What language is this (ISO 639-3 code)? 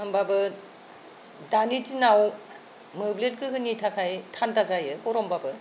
brx